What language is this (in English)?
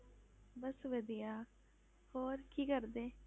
Punjabi